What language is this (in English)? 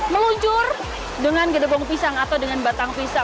Indonesian